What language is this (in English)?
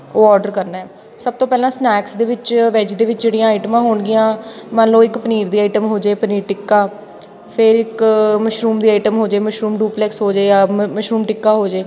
Punjabi